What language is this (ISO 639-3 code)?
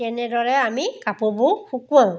asm